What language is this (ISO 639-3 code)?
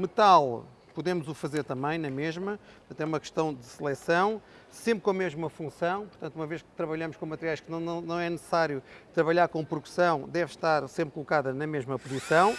por